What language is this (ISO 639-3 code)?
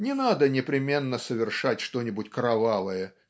rus